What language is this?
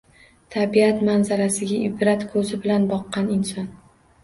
Uzbek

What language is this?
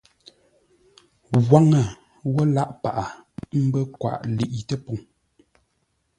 Ngombale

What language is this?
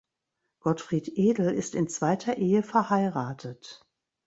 German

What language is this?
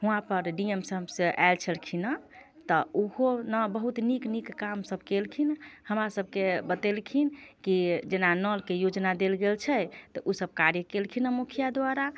Maithili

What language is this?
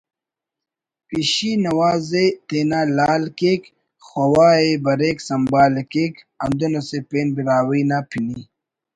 Brahui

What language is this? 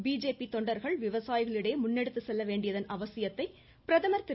Tamil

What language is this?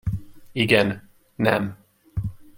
Hungarian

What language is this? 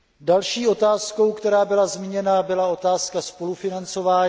Czech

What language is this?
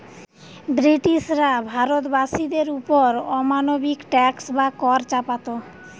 Bangla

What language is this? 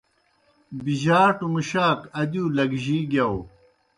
Kohistani Shina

